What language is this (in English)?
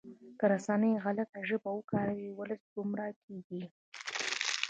Pashto